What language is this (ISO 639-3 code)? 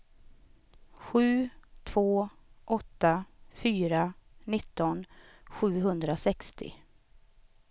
swe